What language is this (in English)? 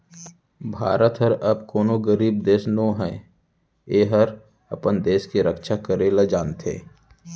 Chhattisgarhi